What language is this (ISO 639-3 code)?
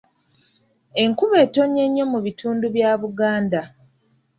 lug